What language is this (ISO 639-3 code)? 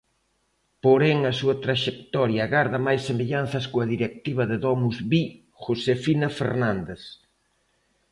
glg